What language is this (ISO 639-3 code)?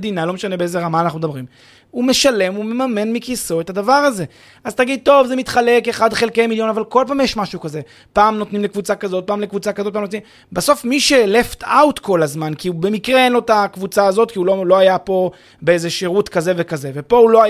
heb